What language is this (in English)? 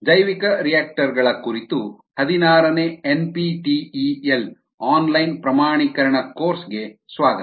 Kannada